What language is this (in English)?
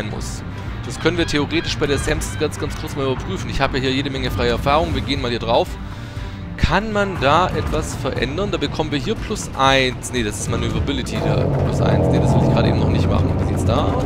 German